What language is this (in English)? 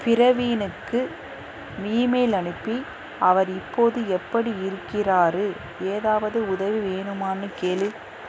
Tamil